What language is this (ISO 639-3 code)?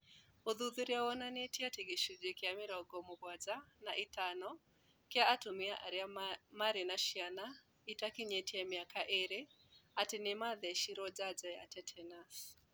kik